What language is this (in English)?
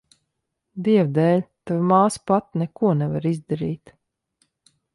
Latvian